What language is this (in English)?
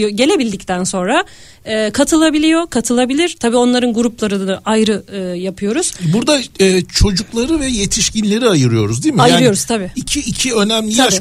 Turkish